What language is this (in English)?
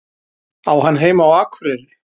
Icelandic